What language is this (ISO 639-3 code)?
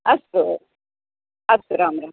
san